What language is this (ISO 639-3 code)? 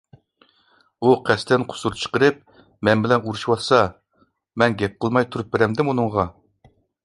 uig